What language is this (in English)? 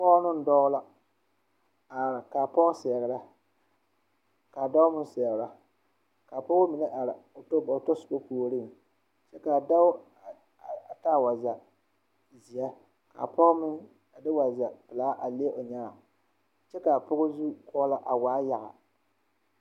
Southern Dagaare